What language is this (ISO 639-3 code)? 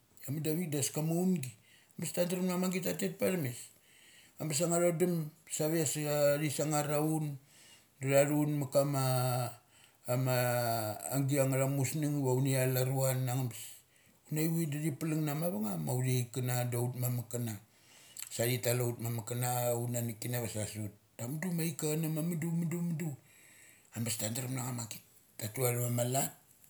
gcc